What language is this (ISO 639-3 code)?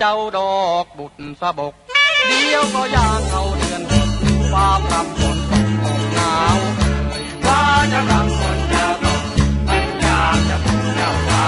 tha